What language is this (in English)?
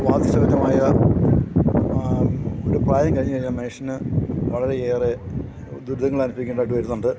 Malayalam